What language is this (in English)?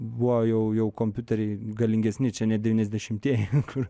Lithuanian